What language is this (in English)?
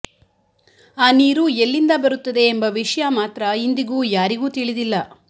Kannada